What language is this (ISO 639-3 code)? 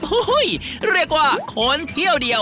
tha